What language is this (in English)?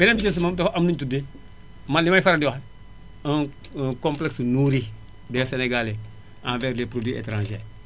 Wolof